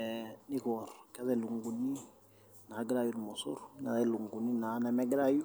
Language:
Masai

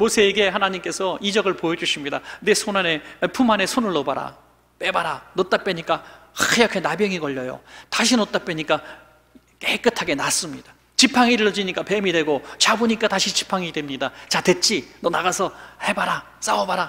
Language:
Korean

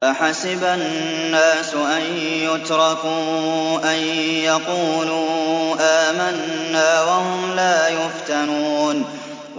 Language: Arabic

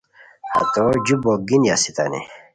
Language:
Khowar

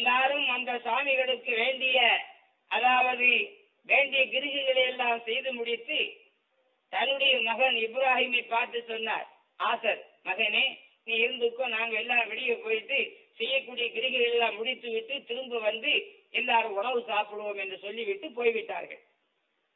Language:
Tamil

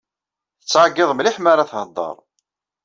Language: Kabyle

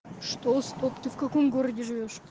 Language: Russian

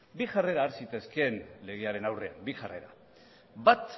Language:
Basque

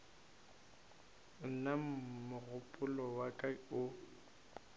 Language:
Northern Sotho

